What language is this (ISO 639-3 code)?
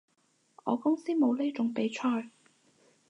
yue